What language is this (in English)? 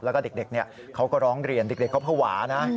Thai